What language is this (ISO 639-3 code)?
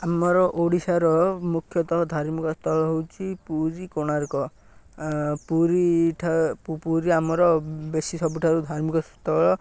ori